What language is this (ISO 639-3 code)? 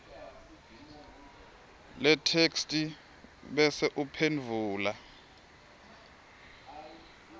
ssw